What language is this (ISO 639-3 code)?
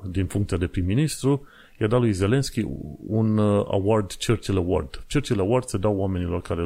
ron